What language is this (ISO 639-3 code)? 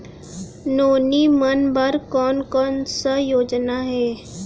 hne